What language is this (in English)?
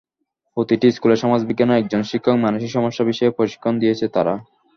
Bangla